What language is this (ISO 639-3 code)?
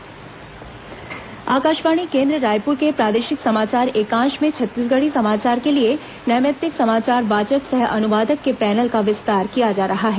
hin